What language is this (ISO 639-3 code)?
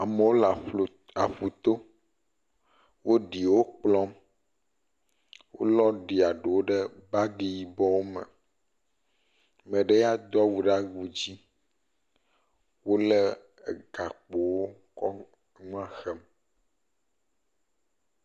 ewe